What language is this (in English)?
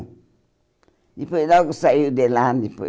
Portuguese